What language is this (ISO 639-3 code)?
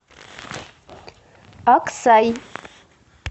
rus